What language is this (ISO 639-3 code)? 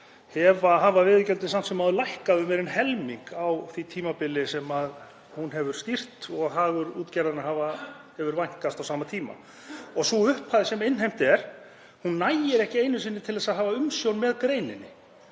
isl